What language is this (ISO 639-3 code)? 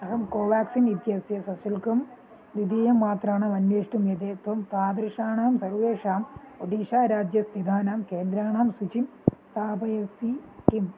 san